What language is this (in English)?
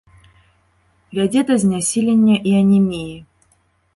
Belarusian